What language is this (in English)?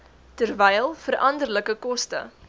Afrikaans